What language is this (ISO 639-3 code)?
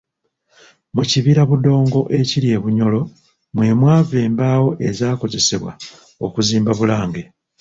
lug